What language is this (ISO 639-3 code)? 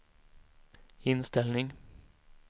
swe